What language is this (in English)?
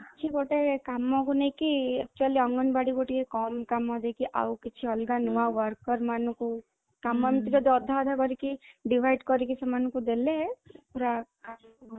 Odia